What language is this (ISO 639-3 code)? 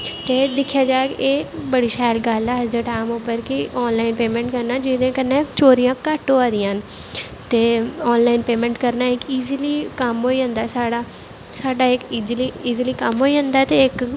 doi